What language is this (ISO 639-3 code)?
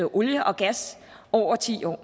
dan